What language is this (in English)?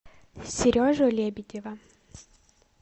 Russian